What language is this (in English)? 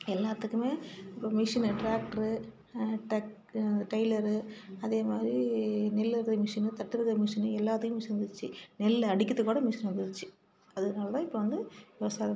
Tamil